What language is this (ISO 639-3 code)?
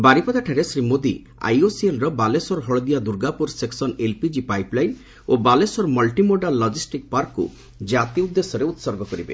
ori